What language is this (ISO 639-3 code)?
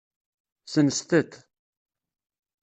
kab